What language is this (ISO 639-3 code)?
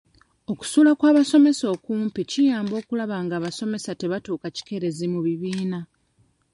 lug